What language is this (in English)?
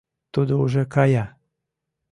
Mari